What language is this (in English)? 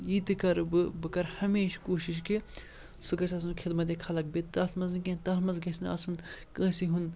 Kashmiri